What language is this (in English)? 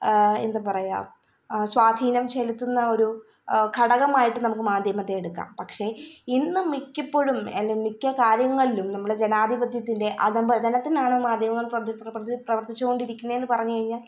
Malayalam